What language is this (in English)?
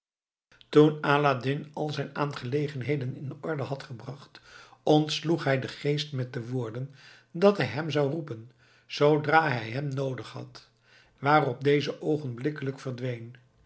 Dutch